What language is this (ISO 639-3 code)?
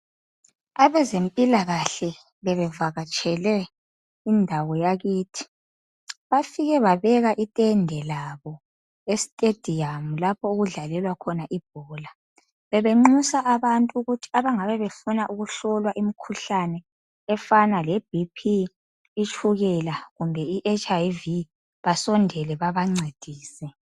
nde